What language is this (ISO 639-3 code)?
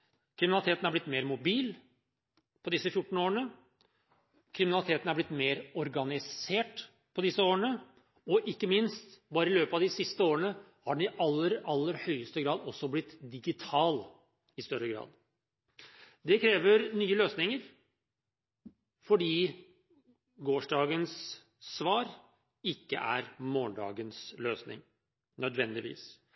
nob